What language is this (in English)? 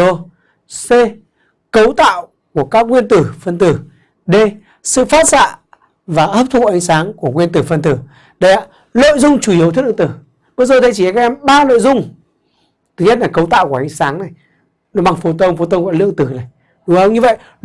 Vietnamese